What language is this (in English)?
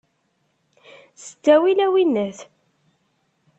Kabyle